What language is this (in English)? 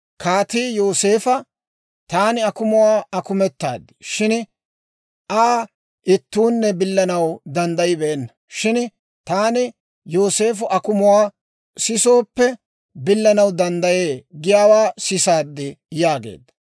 Dawro